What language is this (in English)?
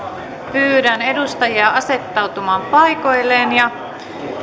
Finnish